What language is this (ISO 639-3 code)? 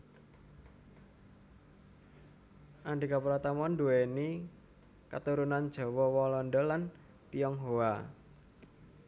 jav